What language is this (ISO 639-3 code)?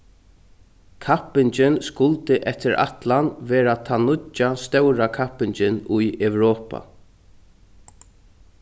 fao